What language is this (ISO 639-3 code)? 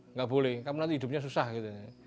ind